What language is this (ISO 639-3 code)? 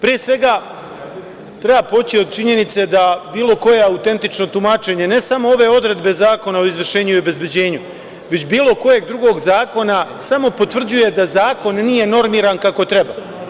srp